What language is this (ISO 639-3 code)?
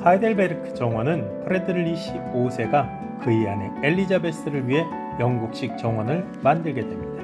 kor